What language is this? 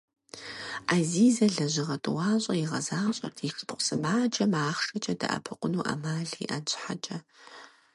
Kabardian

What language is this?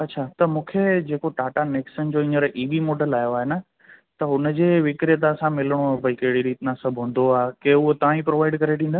Sindhi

